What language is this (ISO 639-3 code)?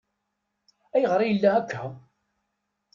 kab